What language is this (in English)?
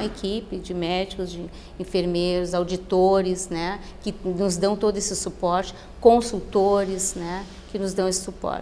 Portuguese